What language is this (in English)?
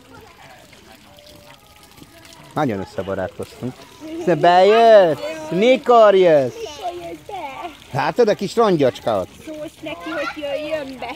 Hungarian